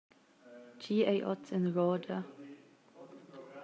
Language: Romansh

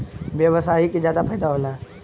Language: Bhojpuri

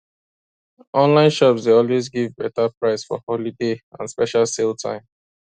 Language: Nigerian Pidgin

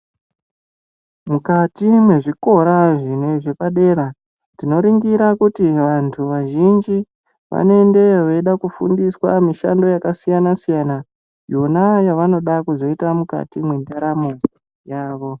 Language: Ndau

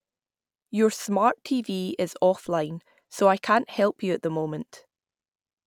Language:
English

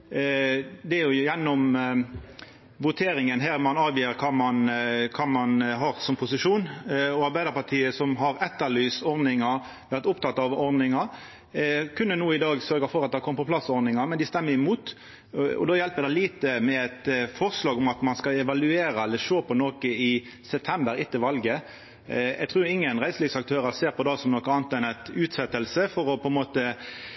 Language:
Norwegian Nynorsk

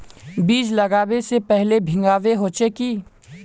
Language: Magahi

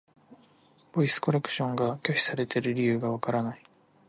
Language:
Japanese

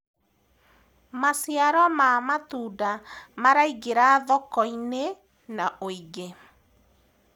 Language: Kikuyu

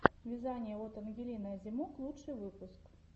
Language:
Russian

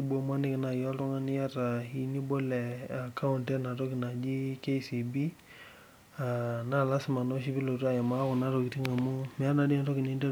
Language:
Masai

